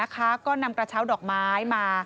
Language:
Thai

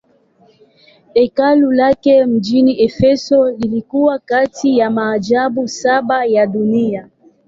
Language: Swahili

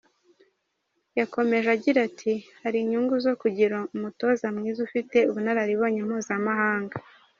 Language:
Kinyarwanda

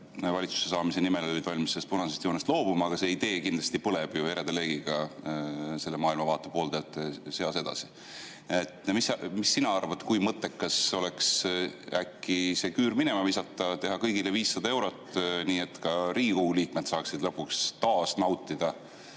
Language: Estonian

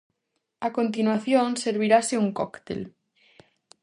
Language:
Galician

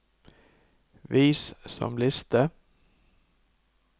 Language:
Norwegian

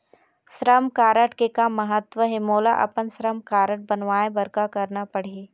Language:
Chhattisgarhi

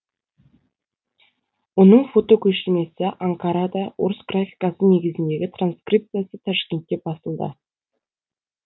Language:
Kazakh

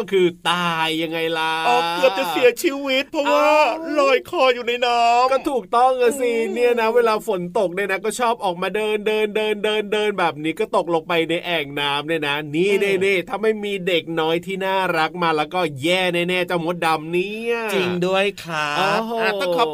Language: Thai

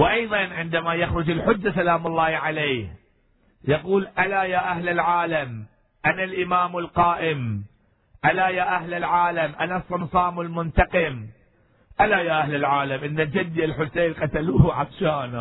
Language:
Arabic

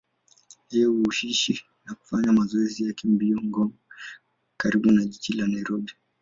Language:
Swahili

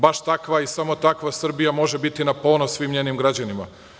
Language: Serbian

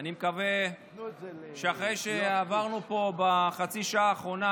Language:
Hebrew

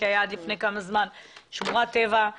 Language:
Hebrew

